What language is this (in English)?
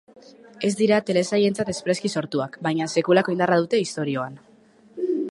Basque